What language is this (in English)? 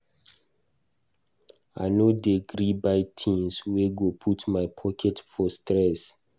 Nigerian Pidgin